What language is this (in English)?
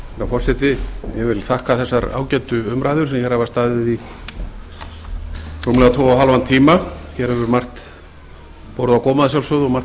Icelandic